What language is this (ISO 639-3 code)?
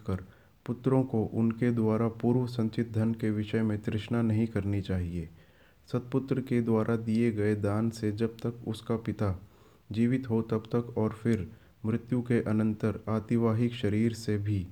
hin